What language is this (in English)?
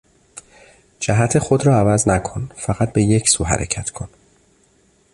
Persian